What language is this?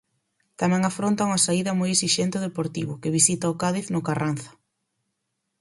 Galician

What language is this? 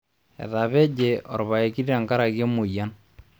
Masai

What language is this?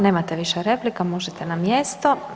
Croatian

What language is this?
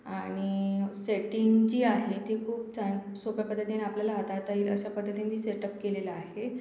Marathi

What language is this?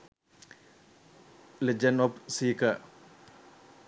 Sinhala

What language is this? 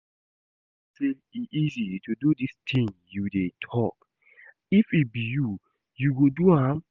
Nigerian Pidgin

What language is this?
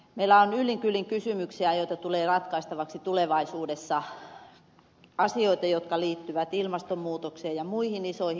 Finnish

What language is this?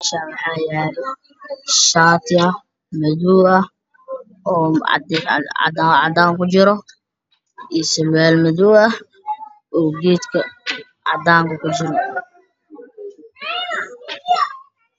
Somali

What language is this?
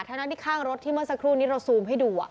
Thai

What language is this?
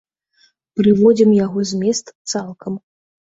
Belarusian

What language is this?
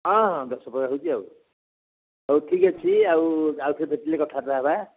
Odia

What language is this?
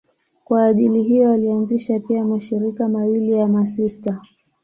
Swahili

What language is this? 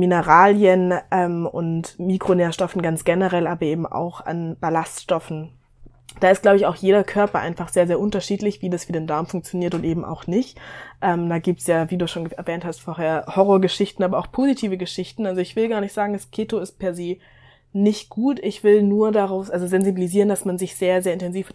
German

